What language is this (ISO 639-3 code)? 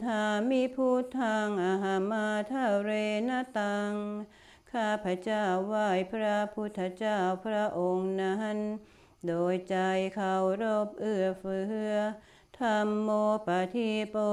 tha